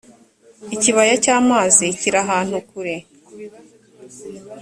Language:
Kinyarwanda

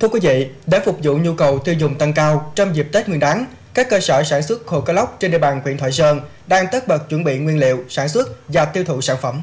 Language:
Vietnamese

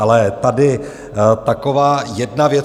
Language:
Czech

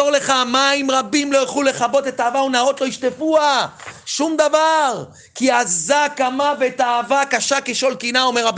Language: Hebrew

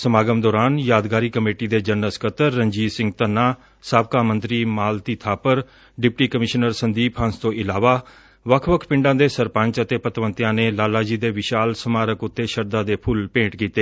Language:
Punjabi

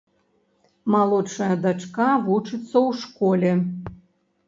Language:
Belarusian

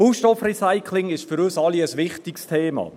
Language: Swiss German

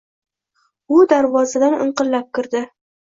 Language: Uzbek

